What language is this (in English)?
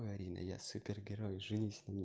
Russian